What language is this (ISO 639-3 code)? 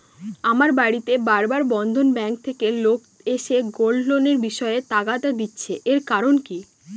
ben